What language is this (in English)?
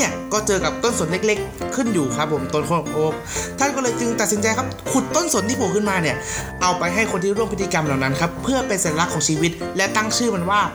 Thai